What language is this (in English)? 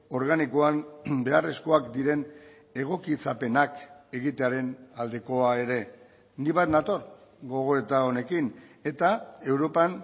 Basque